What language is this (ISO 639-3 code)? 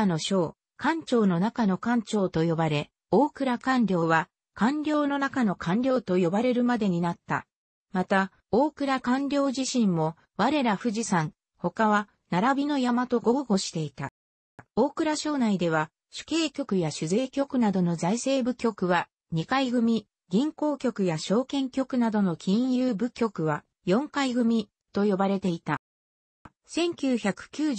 jpn